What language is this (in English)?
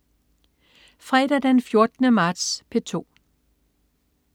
Danish